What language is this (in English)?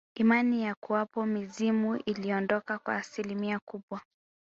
Swahili